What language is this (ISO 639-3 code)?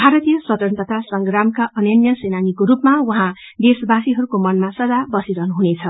nep